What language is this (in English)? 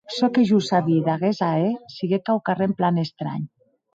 Occitan